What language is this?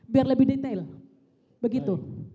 Indonesian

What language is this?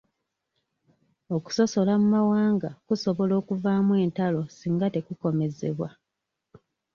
Ganda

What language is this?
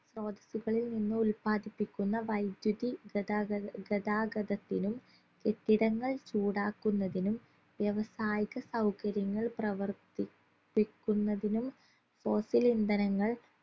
Malayalam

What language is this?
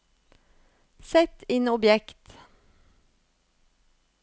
Norwegian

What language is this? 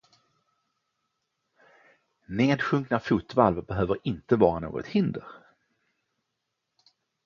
Swedish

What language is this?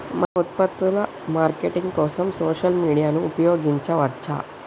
Telugu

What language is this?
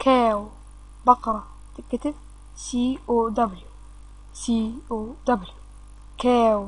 Arabic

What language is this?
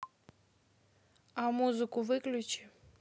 Russian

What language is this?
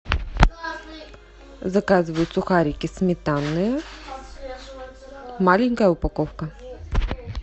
Russian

